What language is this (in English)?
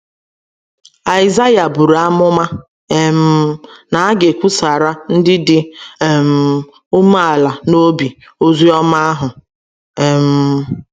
Igbo